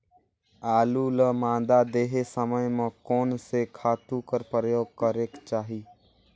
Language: Chhattisgarhi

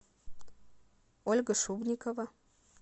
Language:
Russian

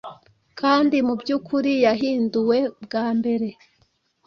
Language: Kinyarwanda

